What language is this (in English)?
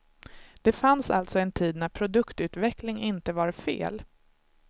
Swedish